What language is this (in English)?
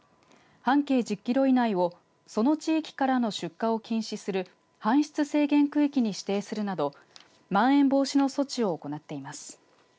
Japanese